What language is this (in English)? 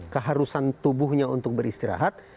Indonesian